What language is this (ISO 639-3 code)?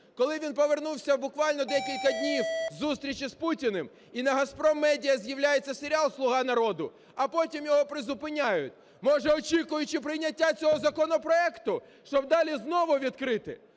ukr